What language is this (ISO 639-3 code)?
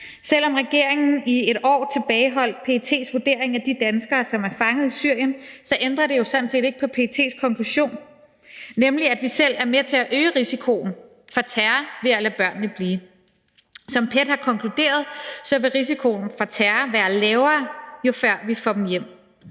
dan